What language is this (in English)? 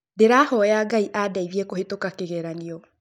Kikuyu